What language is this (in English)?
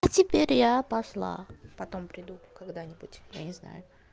Russian